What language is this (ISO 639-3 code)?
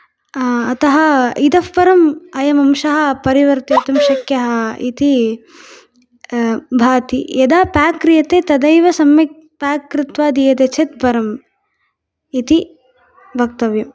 san